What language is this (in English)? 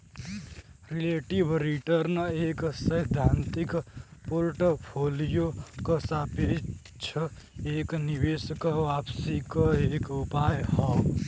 Bhojpuri